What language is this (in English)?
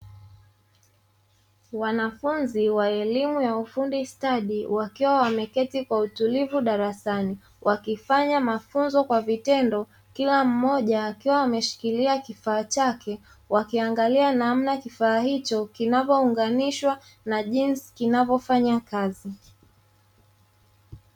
Swahili